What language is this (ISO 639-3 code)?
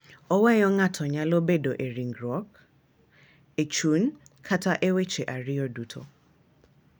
luo